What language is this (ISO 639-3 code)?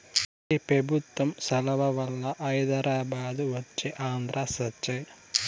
tel